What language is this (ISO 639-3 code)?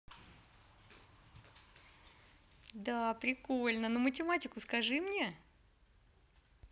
rus